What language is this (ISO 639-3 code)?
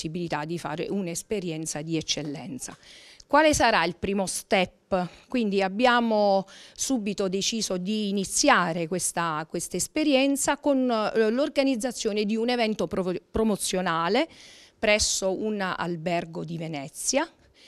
ita